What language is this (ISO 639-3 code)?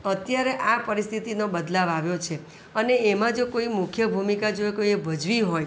guj